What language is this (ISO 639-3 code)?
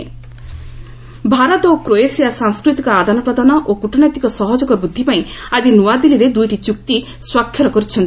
ori